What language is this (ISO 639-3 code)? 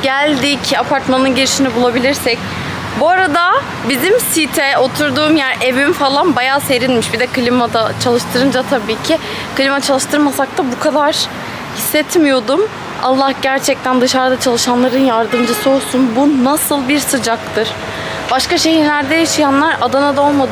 tur